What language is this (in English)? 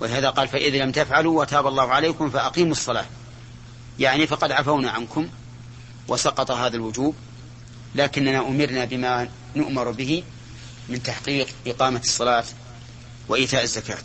Arabic